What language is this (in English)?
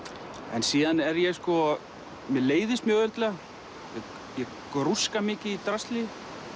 Icelandic